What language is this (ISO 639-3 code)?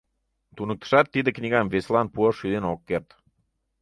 chm